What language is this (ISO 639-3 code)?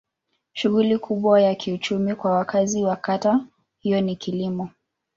swa